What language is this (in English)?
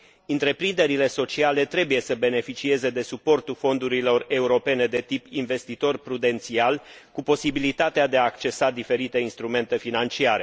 Romanian